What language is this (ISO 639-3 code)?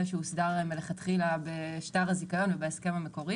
heb